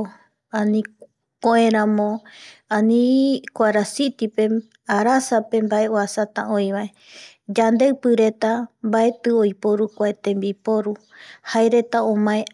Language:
Eastern Bolivian Guaraní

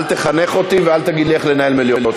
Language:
Hebrew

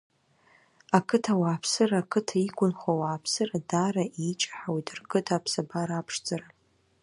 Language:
Abkhazian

